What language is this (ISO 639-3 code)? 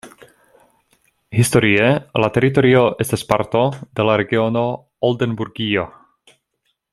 epo